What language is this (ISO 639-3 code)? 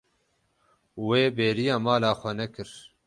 kur